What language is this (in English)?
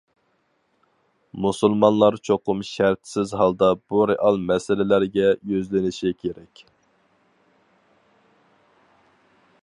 Uyghur